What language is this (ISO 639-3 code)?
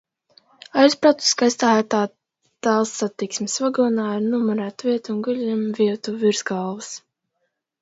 lav